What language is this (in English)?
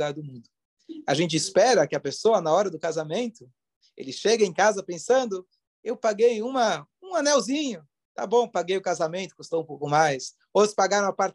Portuguese